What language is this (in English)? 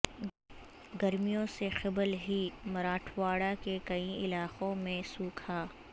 Urdu